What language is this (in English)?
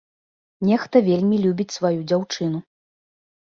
Belarusian